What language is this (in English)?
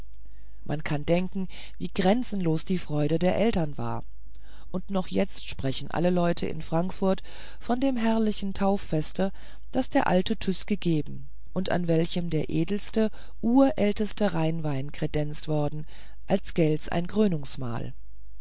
German